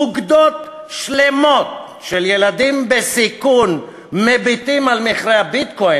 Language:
Hebrew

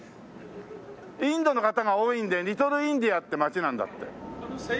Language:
Japanese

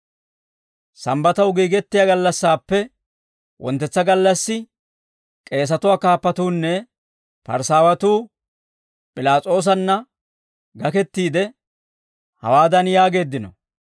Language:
Dawro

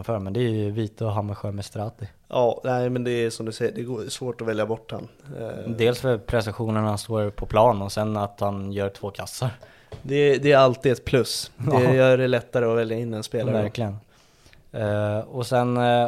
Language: Swedish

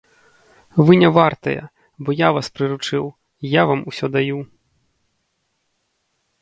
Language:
Belarusian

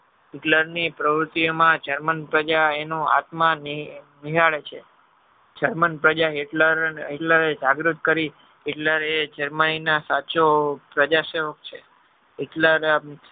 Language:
Gujarati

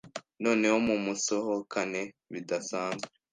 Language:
Kinyarwanda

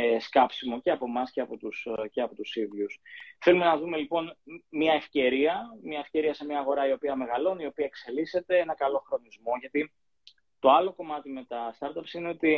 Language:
Greek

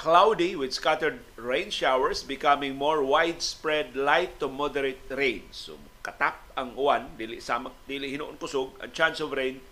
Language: Filipino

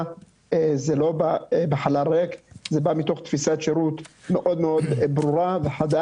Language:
Hebrew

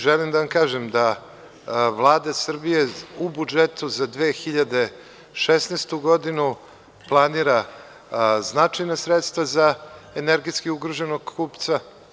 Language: Serbian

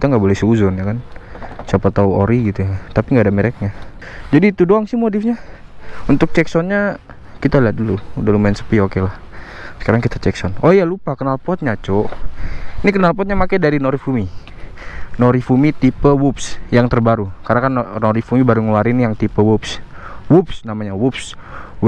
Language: Indonesian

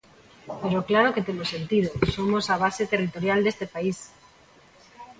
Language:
Galician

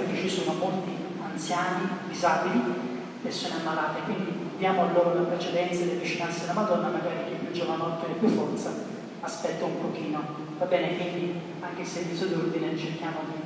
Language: Italian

